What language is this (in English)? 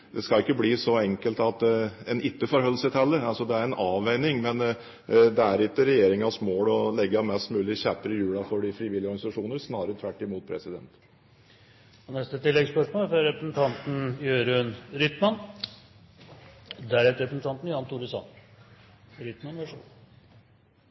Norwegian